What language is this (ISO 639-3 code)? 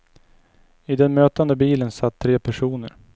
swe